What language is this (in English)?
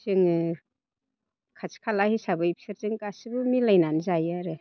Bodo